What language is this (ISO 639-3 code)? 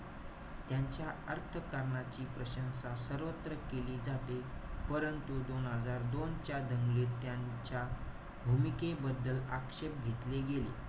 mar